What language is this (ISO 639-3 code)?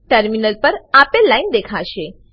guj